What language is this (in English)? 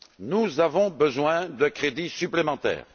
French